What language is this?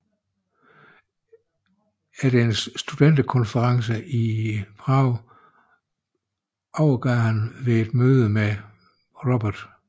Danish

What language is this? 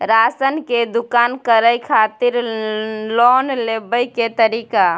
Maithili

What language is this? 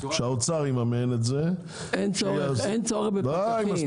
Hebrew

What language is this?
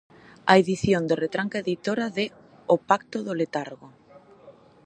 Galician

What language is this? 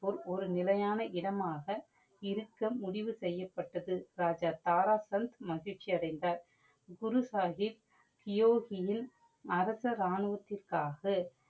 Tamil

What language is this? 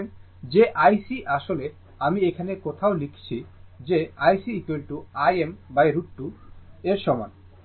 Bangla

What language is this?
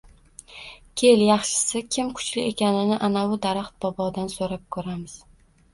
Uzbek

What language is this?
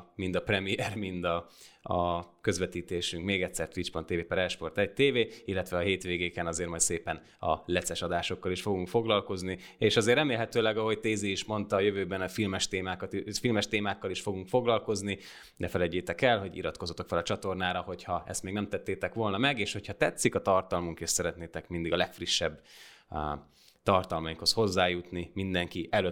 Hungarian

